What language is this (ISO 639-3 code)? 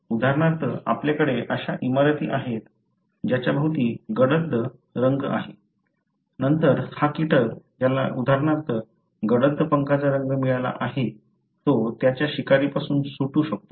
mar